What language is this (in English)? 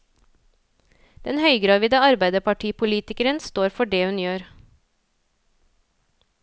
Norwegian